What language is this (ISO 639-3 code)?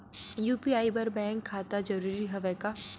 hne